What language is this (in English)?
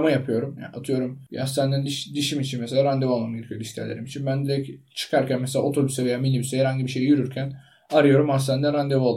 Turkish